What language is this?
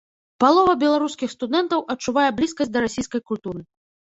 Belarusian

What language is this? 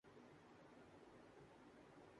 Urdu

